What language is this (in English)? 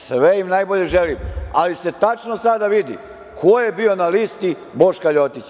Serbian